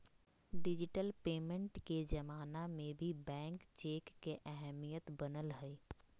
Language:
Magahi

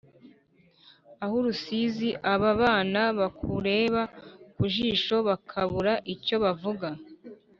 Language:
Kinyarwanda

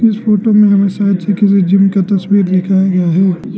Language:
Hindi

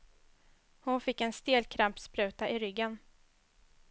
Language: Swedish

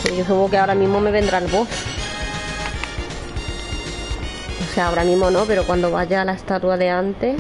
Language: Spanish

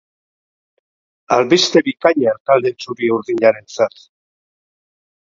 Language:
Basque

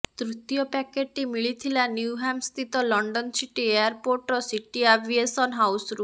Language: Odia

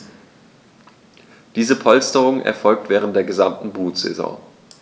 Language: German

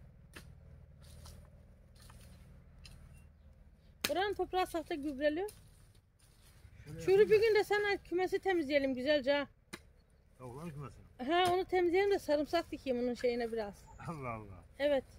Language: Turkish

